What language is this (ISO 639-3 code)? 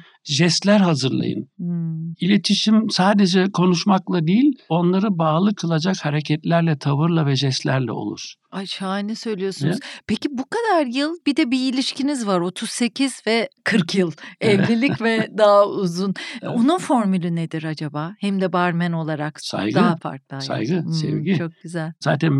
tur